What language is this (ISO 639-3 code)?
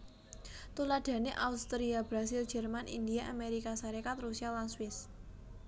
jav